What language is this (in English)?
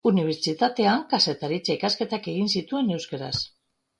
Basque